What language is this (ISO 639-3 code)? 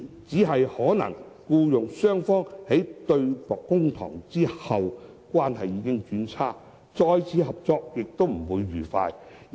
yue